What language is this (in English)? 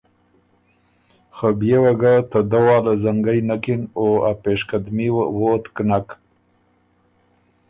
Ormuri